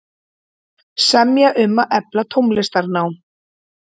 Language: Icelandic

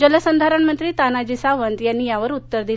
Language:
Marathi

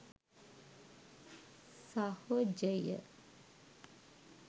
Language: Sinhala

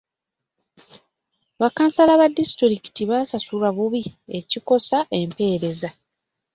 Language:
Ganda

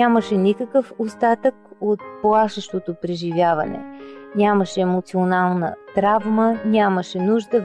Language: Bulgarian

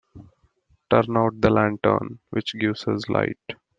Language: English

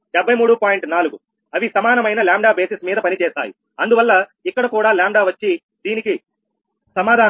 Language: Telugu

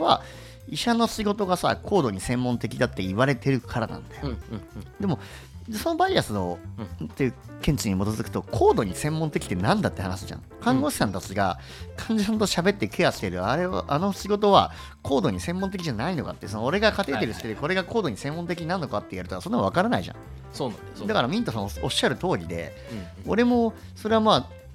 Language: Japanese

